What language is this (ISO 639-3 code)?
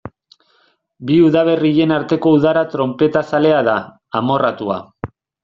eus